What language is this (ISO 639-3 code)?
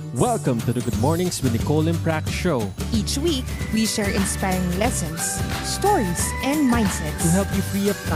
fil